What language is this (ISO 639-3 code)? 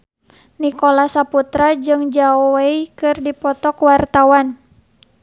sun